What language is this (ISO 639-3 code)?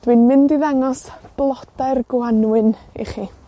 cym